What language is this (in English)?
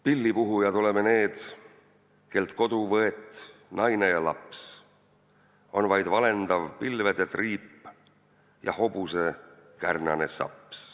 Estonian